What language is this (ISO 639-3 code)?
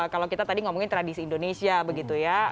ind